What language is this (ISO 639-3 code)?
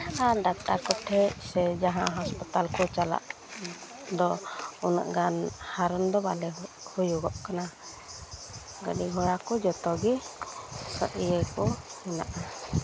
sat